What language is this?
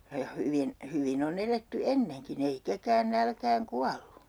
Finnish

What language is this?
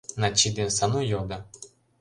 Mari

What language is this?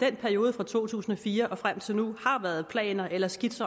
Danish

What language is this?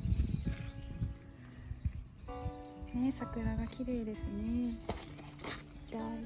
Japanese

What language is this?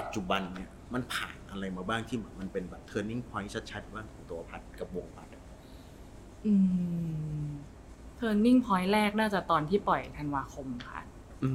Thai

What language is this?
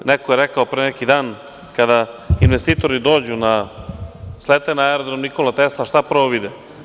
Serbian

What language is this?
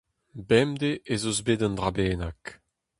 Breton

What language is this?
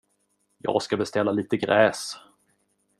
Swedish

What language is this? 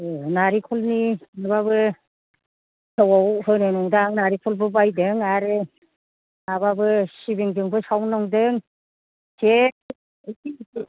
Bodo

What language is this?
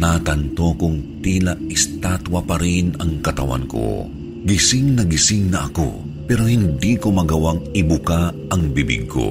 Filipino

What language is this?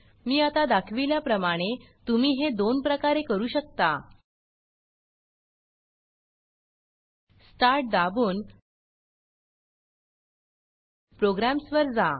Marathi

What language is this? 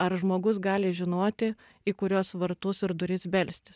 Lithuanian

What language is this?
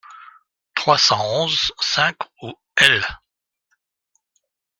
French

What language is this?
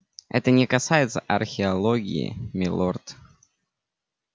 Russian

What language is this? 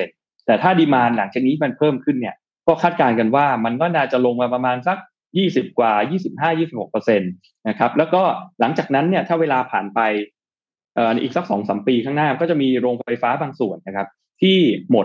Thai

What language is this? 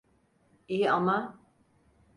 Turkish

